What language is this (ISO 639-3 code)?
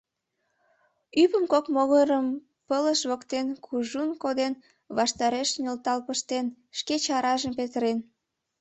chm